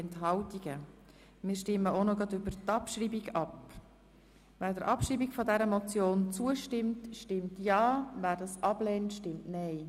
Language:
Swiss German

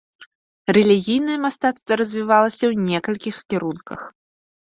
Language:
Belarusian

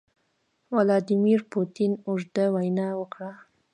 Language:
Pashto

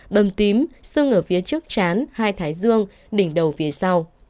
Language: Vietnamese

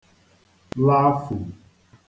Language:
Igbo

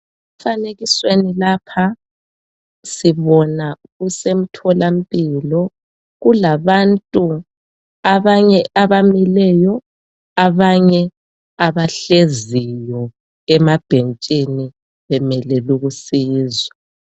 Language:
North Ndebele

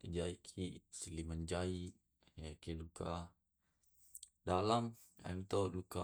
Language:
Tae'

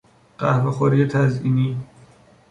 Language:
Persian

